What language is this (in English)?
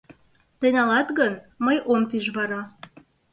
Mari